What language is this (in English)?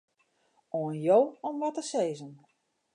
Western Frisian